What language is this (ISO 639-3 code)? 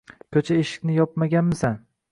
uzb